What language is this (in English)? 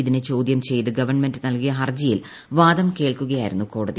Malayalam